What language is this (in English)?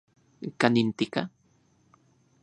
Central Puebla Nahuatl